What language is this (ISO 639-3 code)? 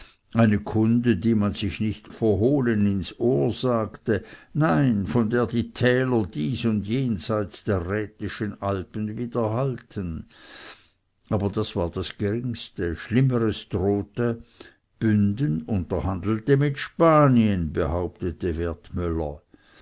deu